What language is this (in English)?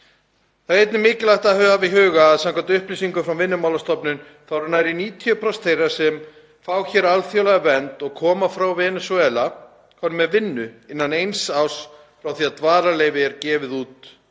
Icelandic